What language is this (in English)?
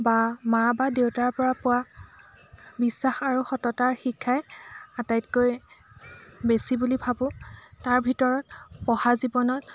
Assamese